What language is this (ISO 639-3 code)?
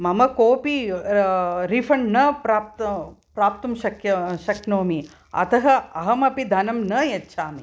san